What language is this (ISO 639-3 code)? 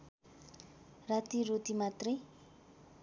nep